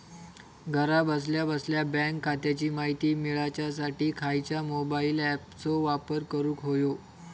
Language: Marathi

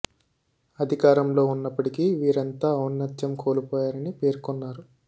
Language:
Telugu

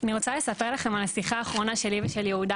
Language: Hebrew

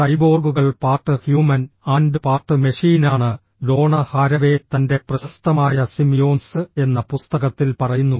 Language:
Malayalam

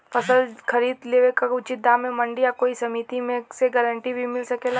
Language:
Bhojpuri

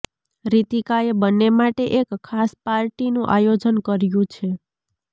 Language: Gujarati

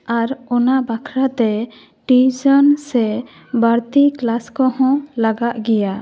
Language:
Santali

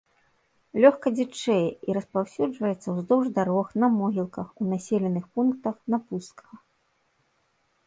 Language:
Belarusian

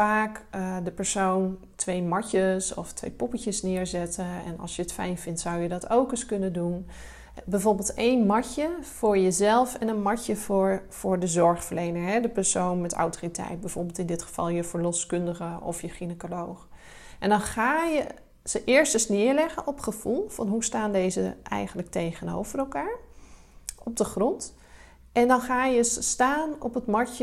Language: Dutch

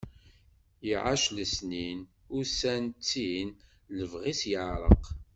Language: Kabyle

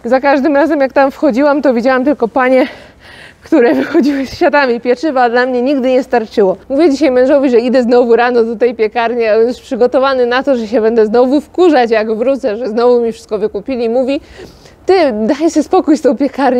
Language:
Polish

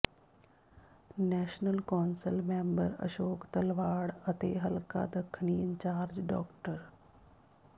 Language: Punjabi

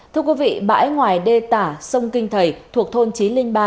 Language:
Vietnamese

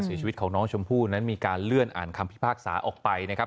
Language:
Thai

